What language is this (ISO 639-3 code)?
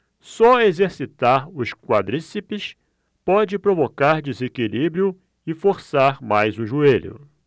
por